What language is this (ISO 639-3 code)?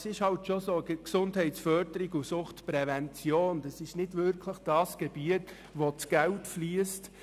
gsw